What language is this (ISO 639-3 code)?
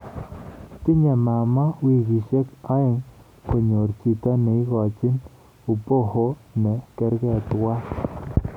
kln